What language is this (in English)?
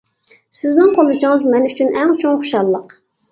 Uyghur